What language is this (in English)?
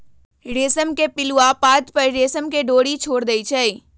Magahi